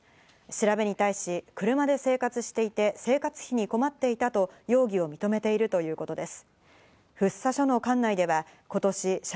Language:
Japanese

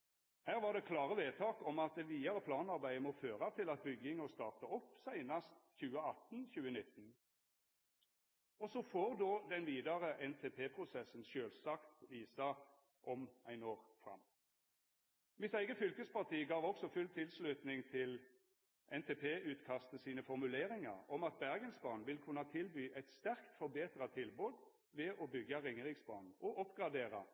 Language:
Norwegian Nynorsk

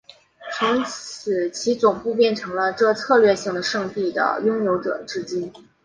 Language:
Chinese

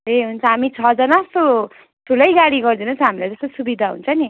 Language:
Nepali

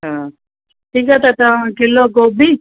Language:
Sindhi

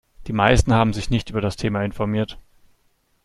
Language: German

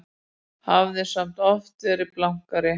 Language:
Icelandic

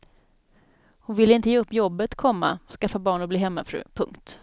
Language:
Swedish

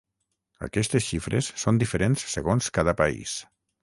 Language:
Catalan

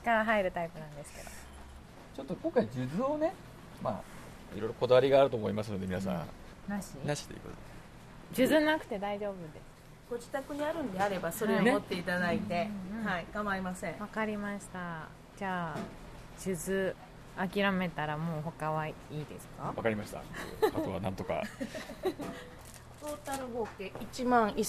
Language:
Japanese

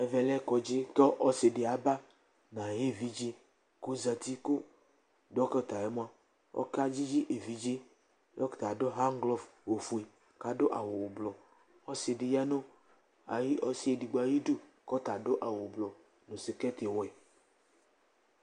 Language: Ikposo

